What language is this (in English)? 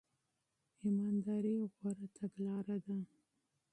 Pashto